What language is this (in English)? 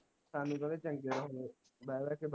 Punjabi